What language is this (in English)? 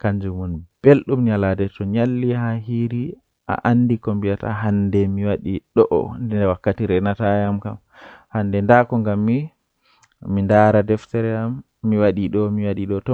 Western Niger Fulfulde